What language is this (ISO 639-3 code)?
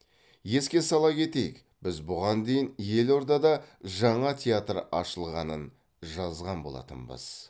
kaz